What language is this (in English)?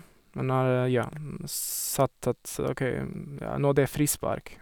Norwegian